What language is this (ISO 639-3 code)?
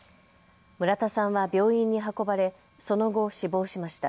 jpn